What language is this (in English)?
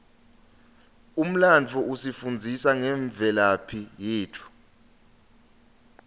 Swati